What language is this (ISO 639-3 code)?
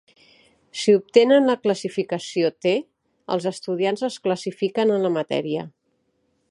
cat